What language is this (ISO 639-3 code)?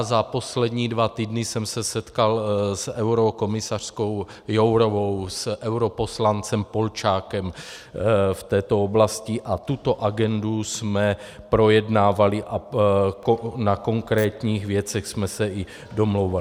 ces